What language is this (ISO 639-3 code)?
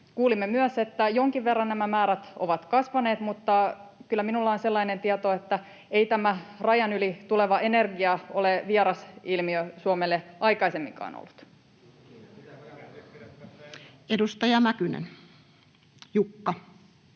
fin